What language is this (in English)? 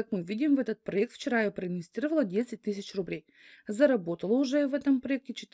Russian